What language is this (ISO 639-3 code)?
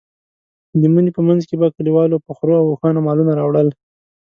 pus